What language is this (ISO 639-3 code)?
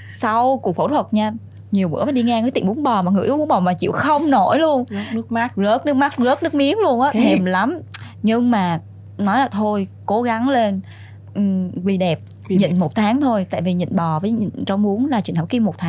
vie